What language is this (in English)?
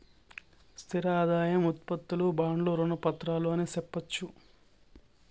Telugu